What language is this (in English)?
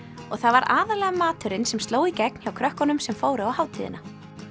Icelandic